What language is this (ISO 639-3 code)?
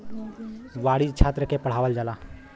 bho